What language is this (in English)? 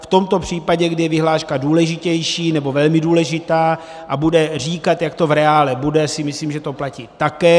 Czech